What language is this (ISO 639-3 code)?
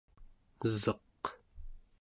esu